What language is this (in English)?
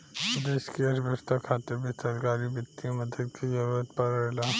Bhojpuri